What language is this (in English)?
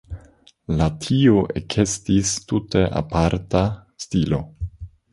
Esperanto